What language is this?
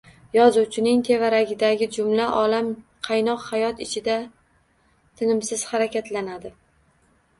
Uzbek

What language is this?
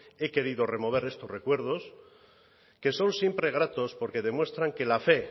Spanish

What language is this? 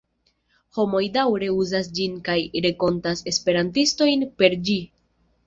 Esperanto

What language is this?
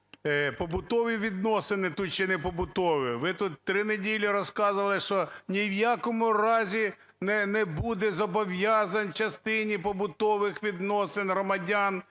Ukrainian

